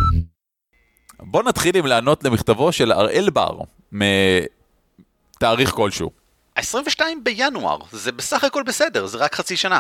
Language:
Hebrew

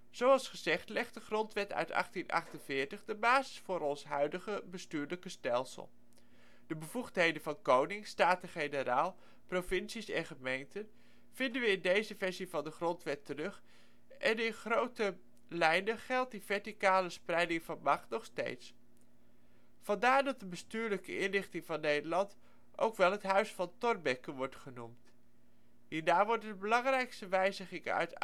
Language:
Dutch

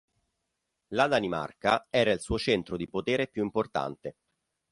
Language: Italian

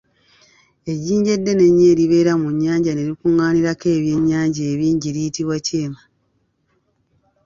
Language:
Ganda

